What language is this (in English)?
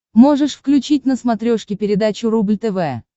Russian